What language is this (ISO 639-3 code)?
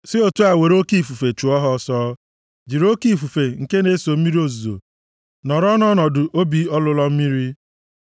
ibo